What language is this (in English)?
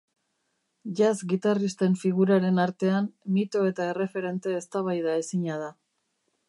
Basque